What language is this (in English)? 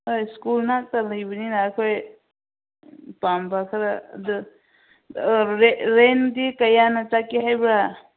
Manipuri